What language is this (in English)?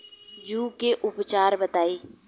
Bhojpuri